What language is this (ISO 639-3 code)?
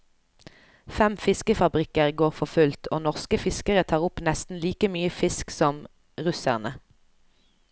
nor